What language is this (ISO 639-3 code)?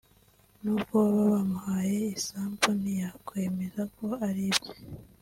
kin